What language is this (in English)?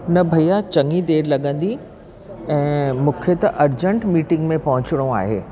Sindhi